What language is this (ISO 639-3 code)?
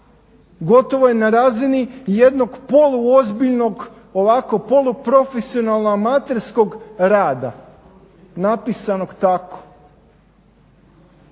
hrv